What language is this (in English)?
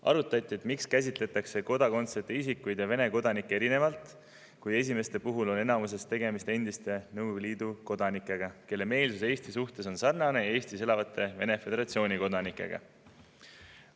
Estonian